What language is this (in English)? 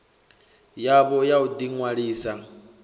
Venda